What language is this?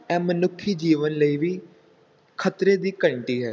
Punjabi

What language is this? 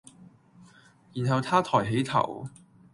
Cantonese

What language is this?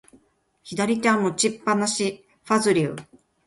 Japanese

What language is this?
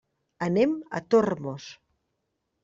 Catalan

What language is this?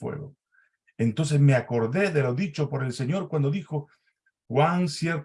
Spanish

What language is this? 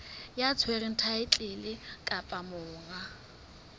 Southern Sotho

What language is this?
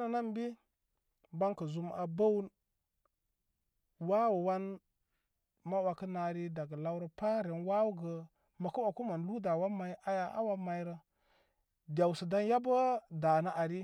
Koma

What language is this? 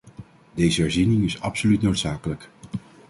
Dutch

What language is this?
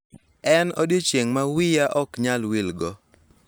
Luo (Kenya and Tanzania)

